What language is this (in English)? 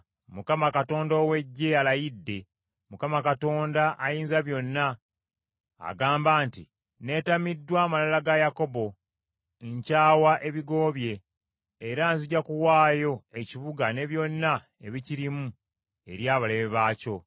Ganda